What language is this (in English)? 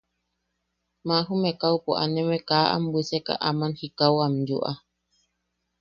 Yaqui